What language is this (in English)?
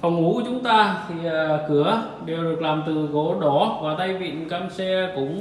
Vietnamese